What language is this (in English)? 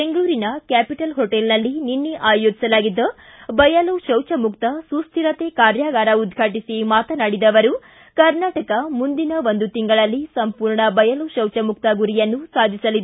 Kannada